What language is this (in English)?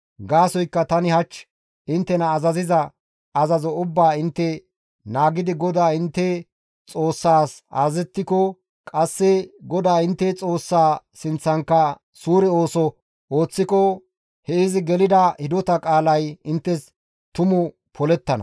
Gamo